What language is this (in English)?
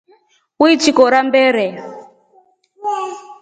Rombo